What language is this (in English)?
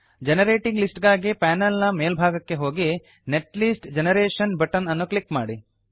Kannada